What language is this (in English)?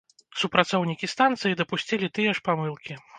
Belarusian